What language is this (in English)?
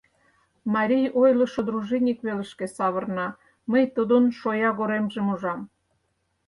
Mari